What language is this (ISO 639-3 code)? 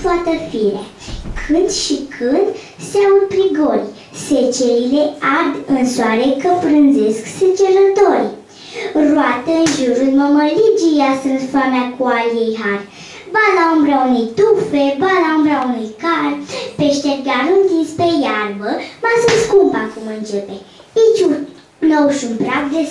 ron